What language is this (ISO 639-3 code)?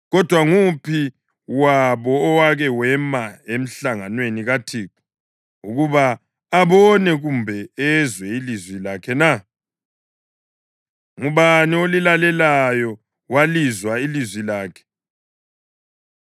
nde